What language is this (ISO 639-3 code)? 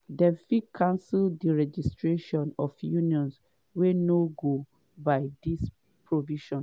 pcm